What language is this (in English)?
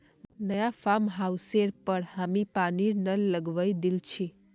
Magahi